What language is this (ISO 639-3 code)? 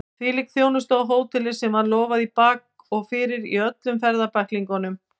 isl